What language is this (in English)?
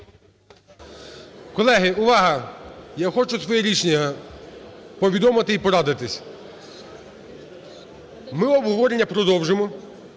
Ukrainian